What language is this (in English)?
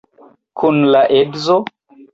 Esperanto